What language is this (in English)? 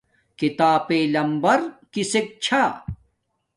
Domaaki